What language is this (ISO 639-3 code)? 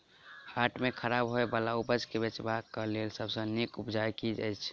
mai